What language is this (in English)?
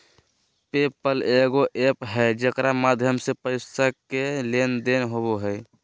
Magahi